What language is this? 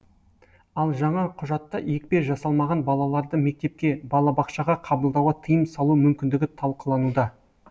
Kazakh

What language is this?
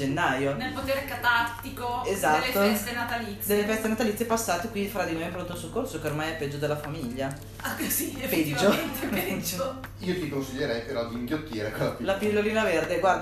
Italian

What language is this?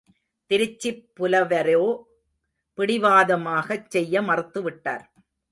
Tamil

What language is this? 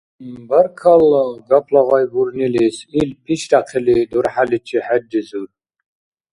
Dargwa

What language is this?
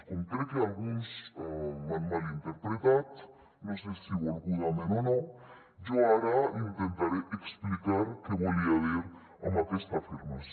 Catalan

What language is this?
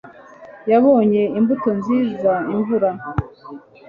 Kinyarwanda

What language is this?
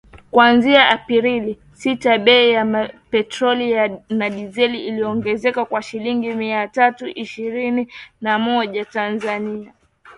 Swahili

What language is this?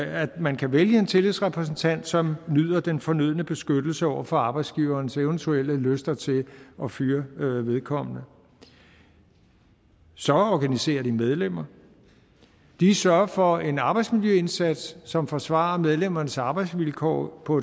Danish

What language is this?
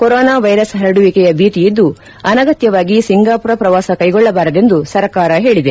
Kannada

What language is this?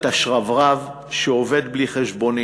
Hebrew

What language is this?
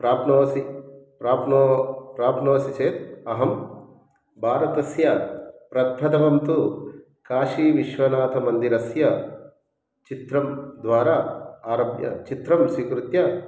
Sanskrit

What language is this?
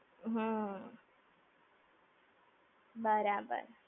Gujarati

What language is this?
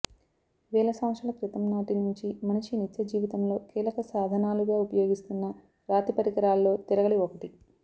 Telugu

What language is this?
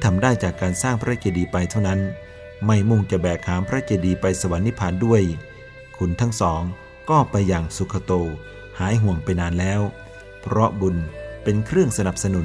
Thai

